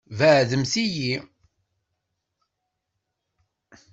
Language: Kabyle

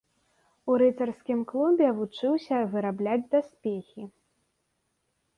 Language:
Belarusian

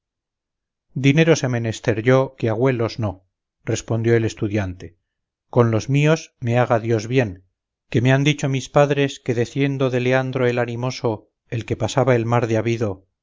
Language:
Spanish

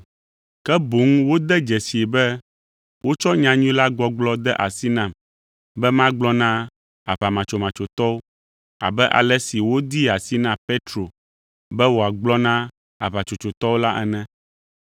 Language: Ewe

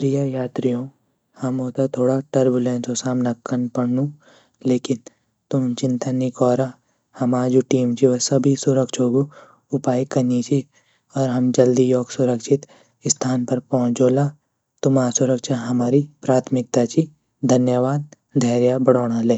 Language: Garhwali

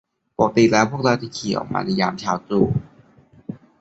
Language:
Thai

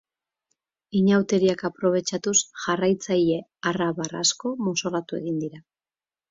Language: Basque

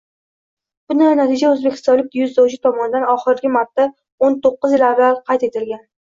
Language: Uzbek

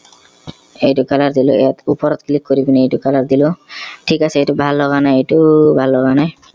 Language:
Assamese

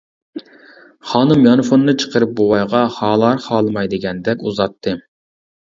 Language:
Uyghur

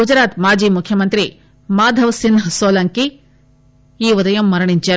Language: Telugu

